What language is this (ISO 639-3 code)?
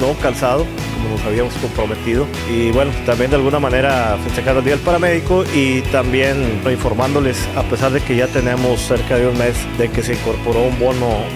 spa